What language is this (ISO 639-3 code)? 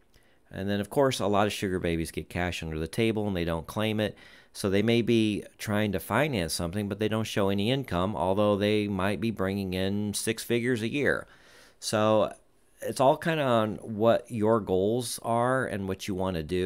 eng